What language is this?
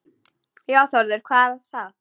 Icelandic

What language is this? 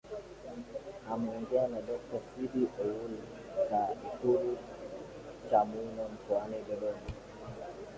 Swahili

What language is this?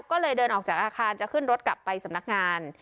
Thai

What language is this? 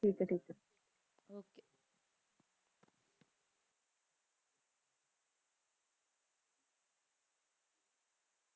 Punjabi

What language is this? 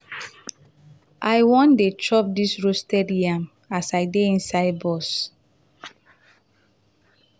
Nigerian Pidgin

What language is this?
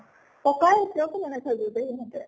Assamese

